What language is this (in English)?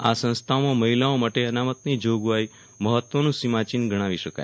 Gujarati